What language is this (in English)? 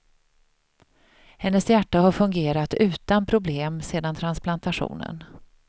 Swedish